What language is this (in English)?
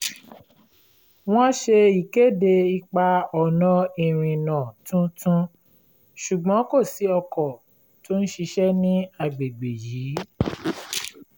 Yoruba